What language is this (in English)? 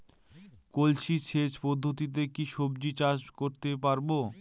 Bangla